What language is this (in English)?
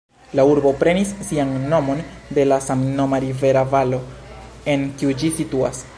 Esperanto